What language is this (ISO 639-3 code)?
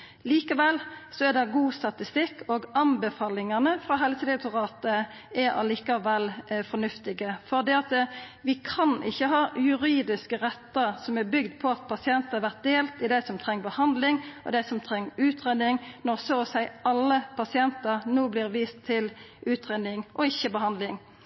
nno